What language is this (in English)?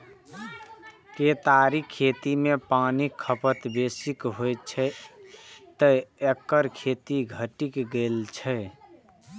Maithili